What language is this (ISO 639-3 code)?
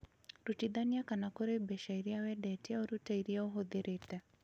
kik